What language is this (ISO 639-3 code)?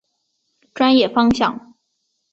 zho